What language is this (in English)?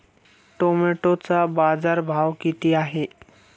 Marathi